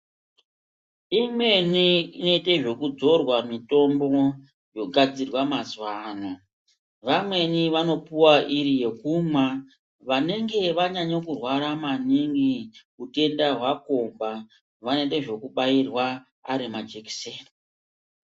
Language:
Ndau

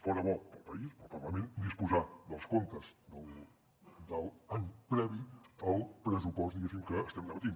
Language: Catalan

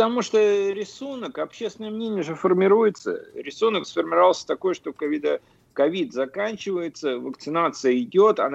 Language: Russian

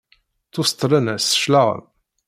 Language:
Kabyle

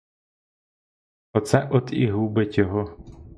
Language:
Ukrainian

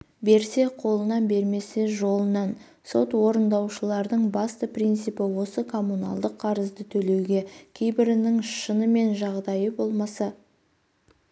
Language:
Kazakh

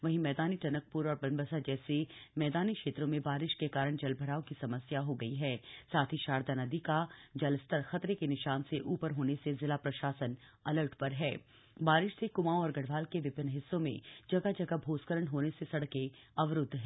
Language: Hindi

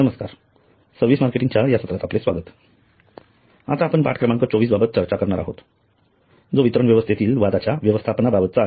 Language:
Marathi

